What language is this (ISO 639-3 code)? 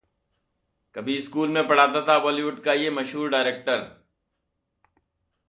hin